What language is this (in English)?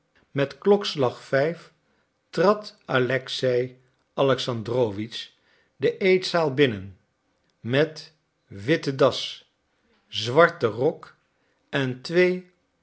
Dutch